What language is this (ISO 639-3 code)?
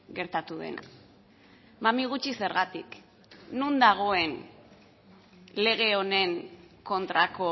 eus